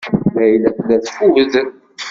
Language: Kabyle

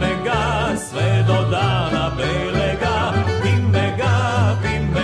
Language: Croatian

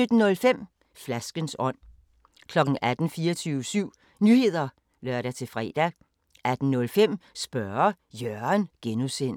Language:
Danish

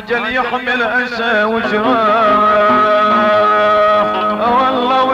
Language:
Arabic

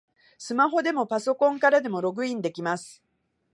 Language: Japanese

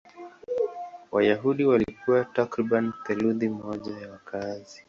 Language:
Swahili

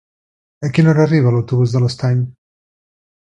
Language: Catalan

